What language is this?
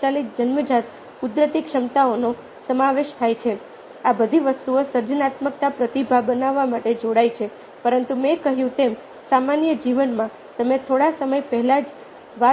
Gujarati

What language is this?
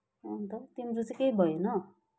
Nepali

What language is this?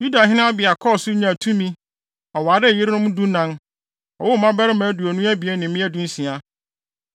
Akan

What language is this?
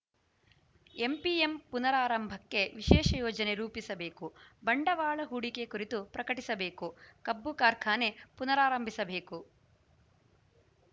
Kannada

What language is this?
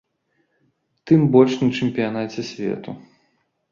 Belarusian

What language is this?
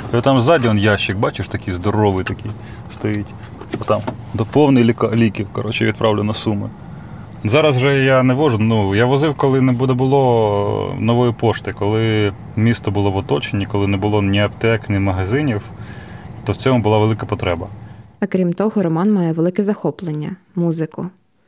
Ukrainian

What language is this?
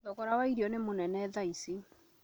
Kikuyu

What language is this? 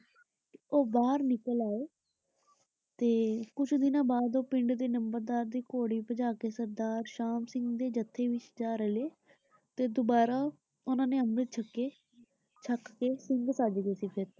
Punjabi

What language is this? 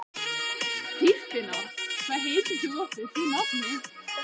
Icelandic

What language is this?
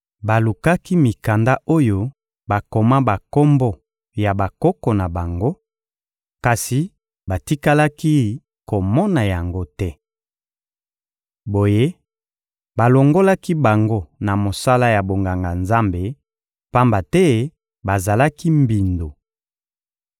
Lingala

